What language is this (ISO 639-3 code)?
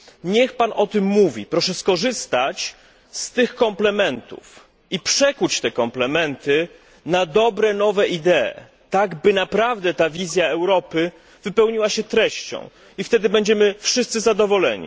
pol